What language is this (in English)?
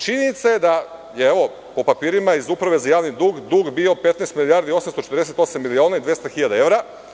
Serbian